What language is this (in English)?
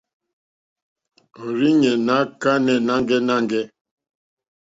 Mokpwe